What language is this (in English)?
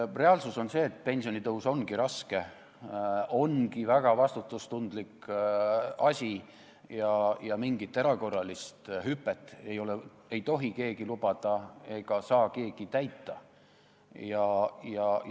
Estonian